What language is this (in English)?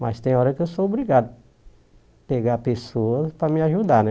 Portuguese